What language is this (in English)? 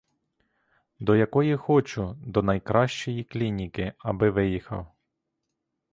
Ukrainian